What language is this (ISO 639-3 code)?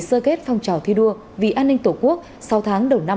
vie